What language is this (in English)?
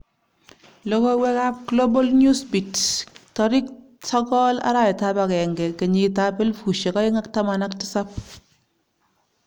Kalenjin